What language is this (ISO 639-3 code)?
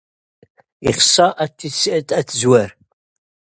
nld